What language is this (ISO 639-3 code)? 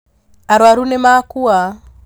kik